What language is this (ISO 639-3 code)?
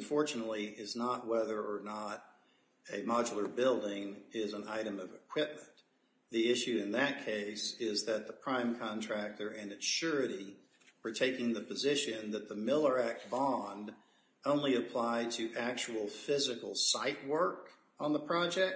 eng